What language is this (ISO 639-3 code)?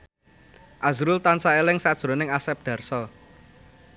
jav